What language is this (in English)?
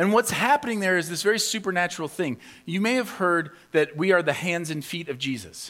English